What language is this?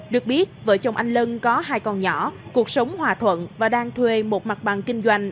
Vietnamese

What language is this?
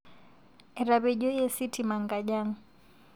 Masai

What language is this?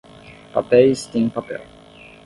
Portuguese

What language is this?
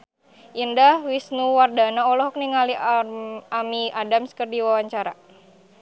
Sundanese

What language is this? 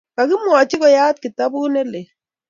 Kalenjin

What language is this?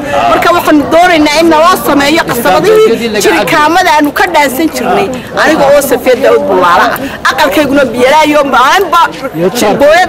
Arabic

